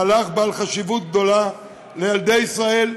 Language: Hebrew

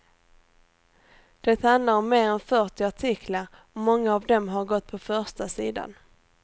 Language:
Swedish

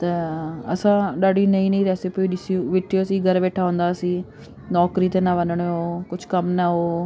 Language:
Sindhi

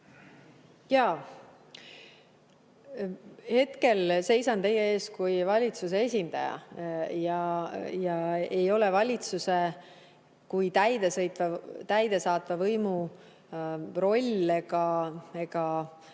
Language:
Estonian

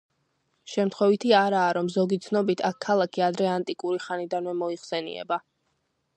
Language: Georgian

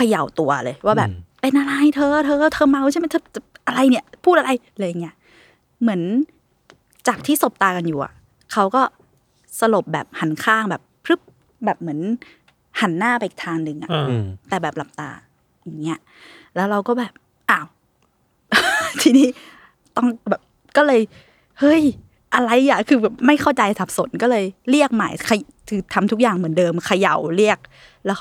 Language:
Thai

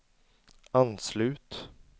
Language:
Swedish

